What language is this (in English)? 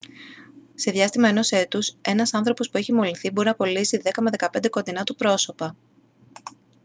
Greek